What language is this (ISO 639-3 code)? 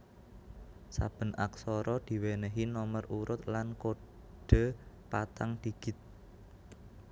jav